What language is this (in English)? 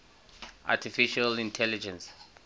English